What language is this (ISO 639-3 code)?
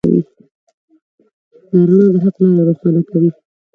pus